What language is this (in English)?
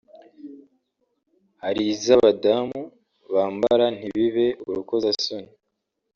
Kinyarwanda